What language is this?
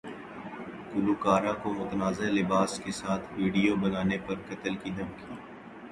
Urdu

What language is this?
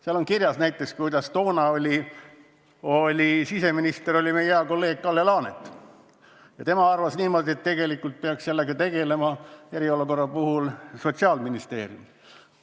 Estonian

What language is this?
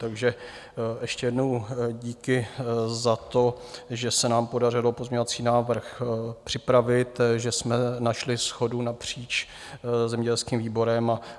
Czech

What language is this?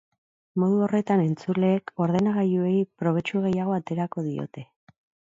Basque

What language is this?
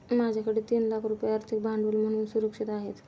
Marathi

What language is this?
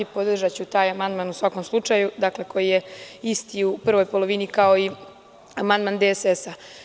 Serbian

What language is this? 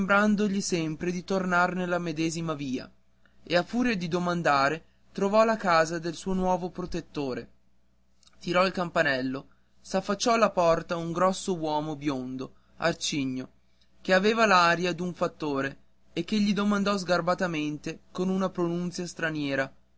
Italian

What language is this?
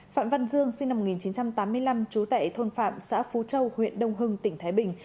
Vietnamese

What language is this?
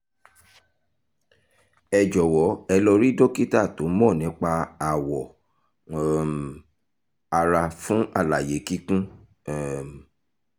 Yoruba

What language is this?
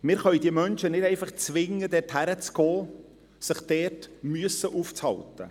Swiss German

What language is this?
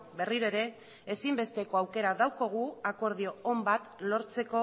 Basque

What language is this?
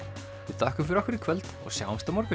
Icelandic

